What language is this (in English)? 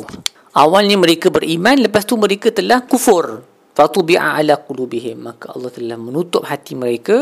Malay